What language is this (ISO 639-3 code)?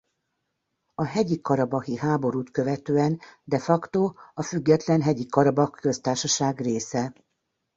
hun